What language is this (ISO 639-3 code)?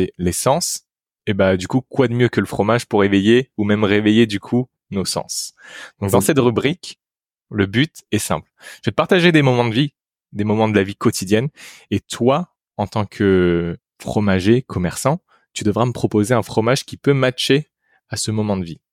fra